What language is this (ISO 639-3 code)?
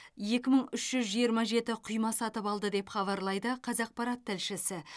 kaz